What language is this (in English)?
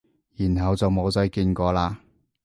Cantonese